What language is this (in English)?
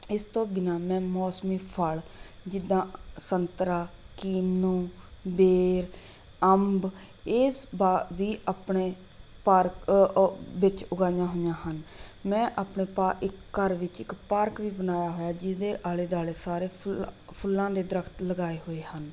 Punjabi